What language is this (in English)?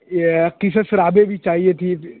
Urdu